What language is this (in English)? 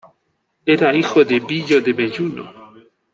Spanish